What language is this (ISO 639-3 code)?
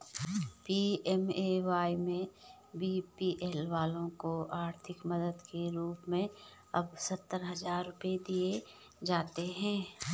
hin